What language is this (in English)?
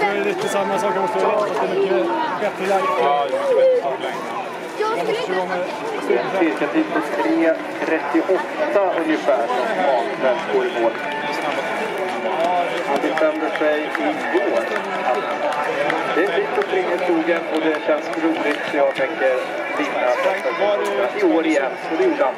Swedish